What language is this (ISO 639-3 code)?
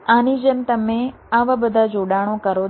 guj